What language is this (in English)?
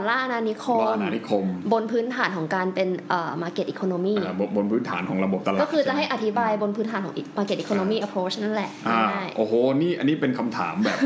Thai